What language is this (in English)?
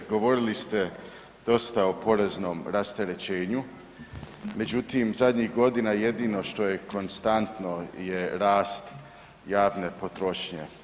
Croatian